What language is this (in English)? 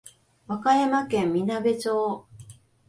Japanese